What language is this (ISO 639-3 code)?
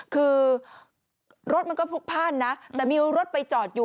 tha